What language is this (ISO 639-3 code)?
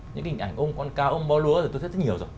vie